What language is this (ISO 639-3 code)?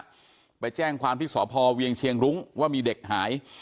tha